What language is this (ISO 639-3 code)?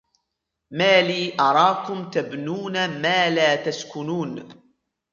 ara